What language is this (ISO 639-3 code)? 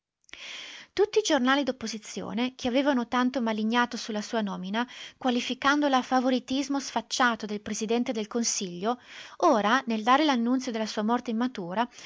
ita